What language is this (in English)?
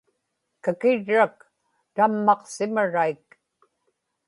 Inupiaq